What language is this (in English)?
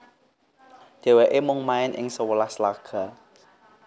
Javanese